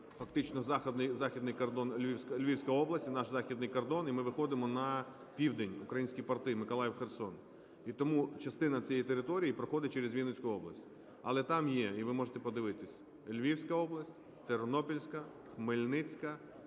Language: Ukrainian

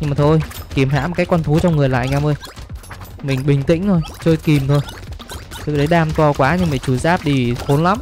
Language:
Vietnamese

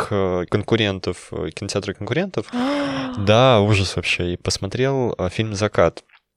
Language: Russian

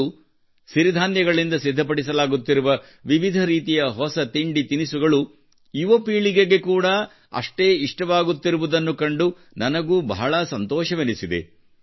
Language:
Kannada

